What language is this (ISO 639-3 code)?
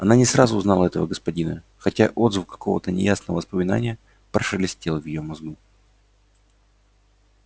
rus